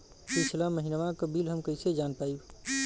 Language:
Bhojpuri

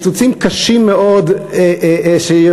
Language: Hebrew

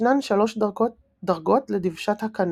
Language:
Hebrew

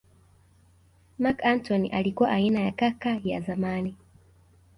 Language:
Swahili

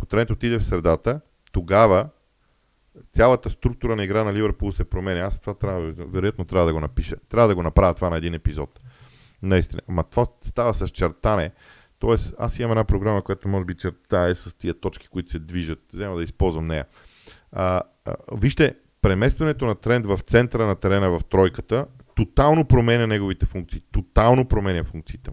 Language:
Bulgarian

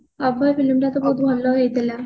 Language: Odia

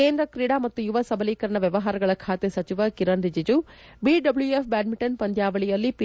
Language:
Kannada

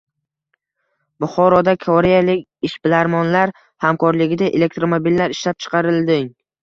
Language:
Uzbek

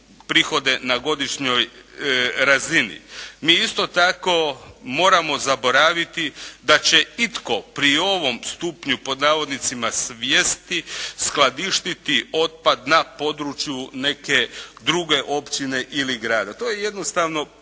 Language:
Croatian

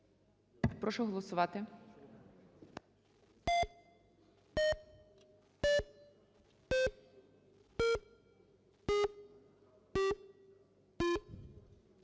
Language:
Ukrainian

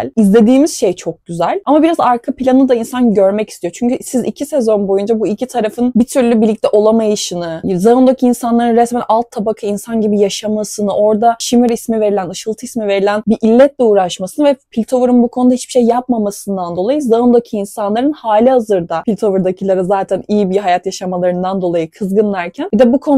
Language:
Turkish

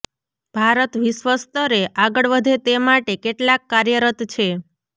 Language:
Gujarati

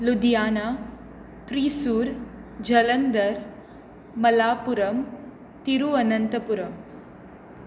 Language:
Konkani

